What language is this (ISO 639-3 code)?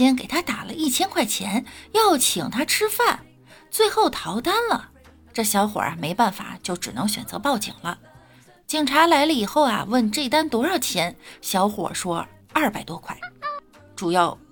zho